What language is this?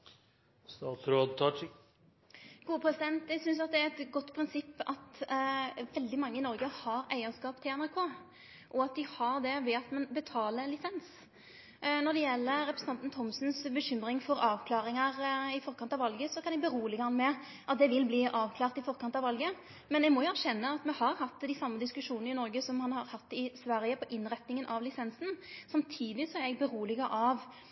Norwegian Nynorsk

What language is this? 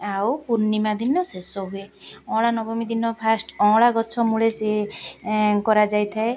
Odia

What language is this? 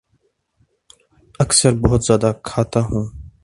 Urdu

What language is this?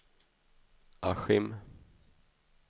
Swedish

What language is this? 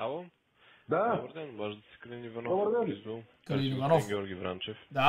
Bulgarian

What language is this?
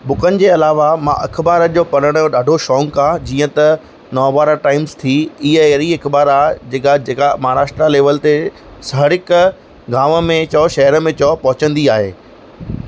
Sindhi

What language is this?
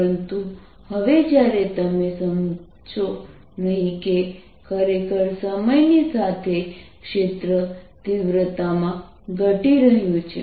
Gujarati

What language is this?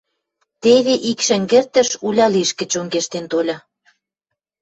Western Mari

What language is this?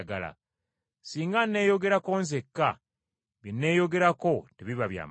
Ganda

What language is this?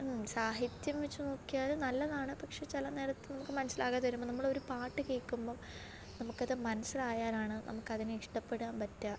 Malayalam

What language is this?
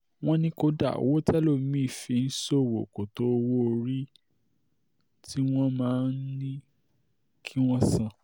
Yoruba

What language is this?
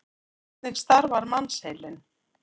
Icelandic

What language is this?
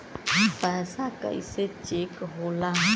Bhojpuri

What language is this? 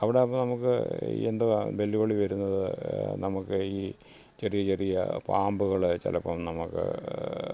Malayalam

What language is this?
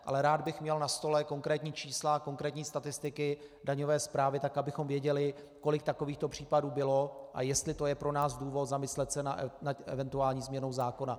Czech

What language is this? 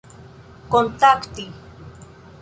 Esperanto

